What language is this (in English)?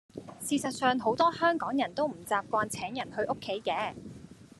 Cantonese